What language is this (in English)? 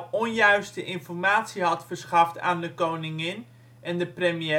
Dutch